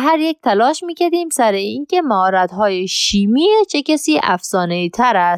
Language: Persian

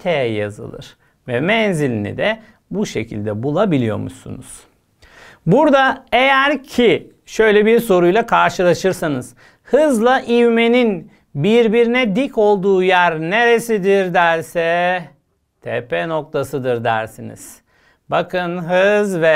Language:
Turkish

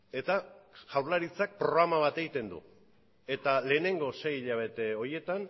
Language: Basque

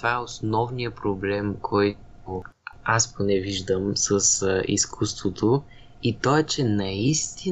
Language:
Bulgarian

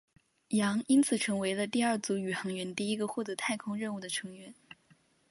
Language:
Chinese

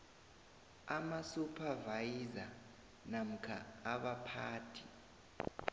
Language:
South Ndebele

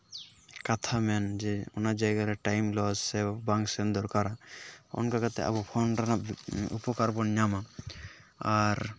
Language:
Santali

